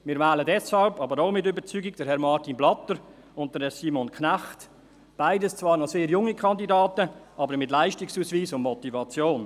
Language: Swiss German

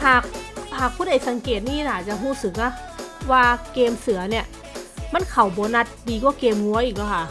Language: Thai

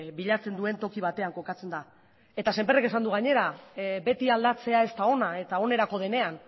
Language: Basque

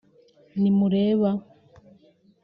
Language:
Kinyarwanda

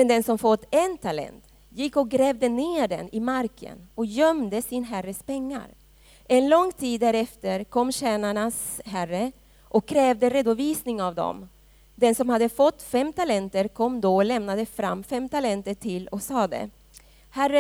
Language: Swedish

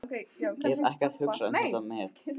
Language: Icelandic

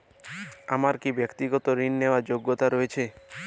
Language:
Bangla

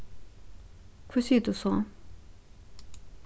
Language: Faroese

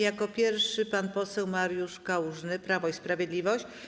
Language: Polish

